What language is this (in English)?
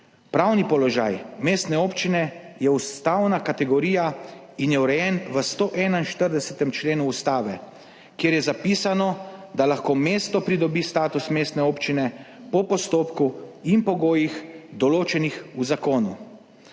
Slovenian